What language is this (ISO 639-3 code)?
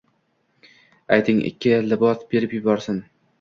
uzb